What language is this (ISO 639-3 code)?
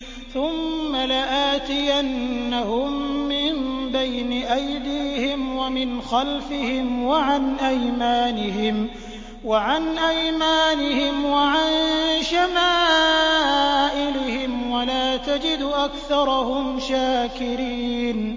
ara